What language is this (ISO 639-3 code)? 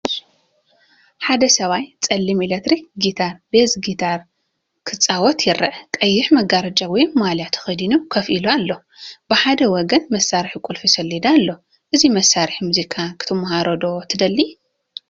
tir